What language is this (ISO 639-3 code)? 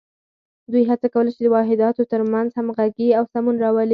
pus